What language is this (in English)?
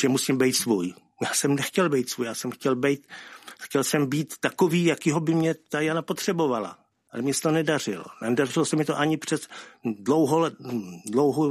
Czech